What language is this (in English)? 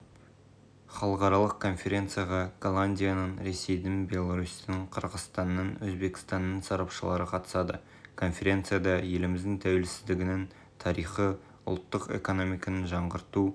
Kazakh